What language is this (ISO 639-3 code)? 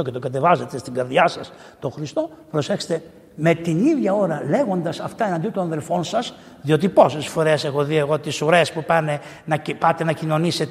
ell